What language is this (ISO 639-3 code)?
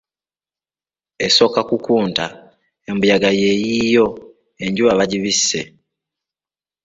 lug